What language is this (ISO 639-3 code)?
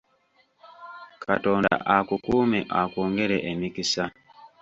lug